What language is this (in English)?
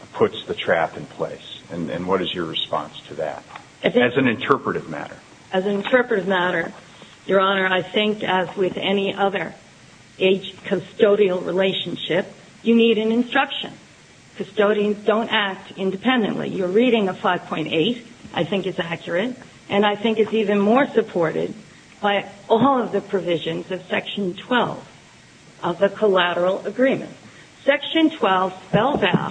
English